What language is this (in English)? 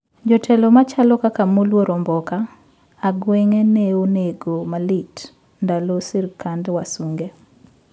Luo (Kenya and Tanzania)